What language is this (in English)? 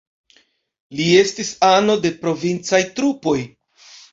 Esperanto